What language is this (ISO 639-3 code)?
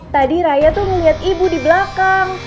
ind